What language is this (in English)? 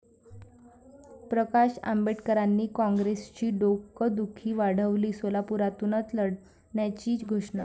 Marathi